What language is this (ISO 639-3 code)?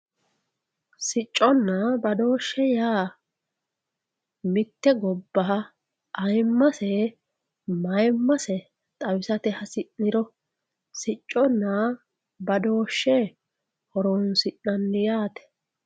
sid